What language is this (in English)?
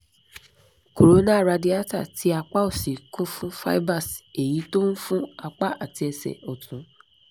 Yoruba